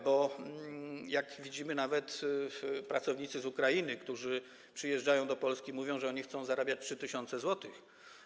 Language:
Polish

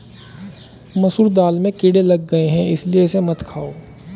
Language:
Hindi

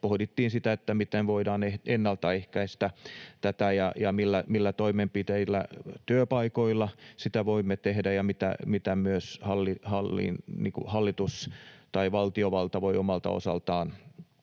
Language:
Finnish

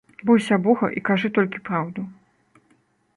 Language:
Belarusian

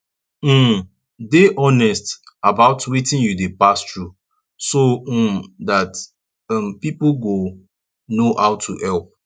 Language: Nigerian Pidgin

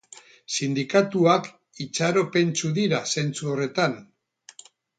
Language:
Basque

